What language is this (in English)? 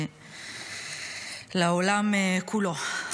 Hebrew